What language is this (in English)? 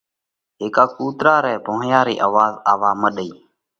Parkari Koli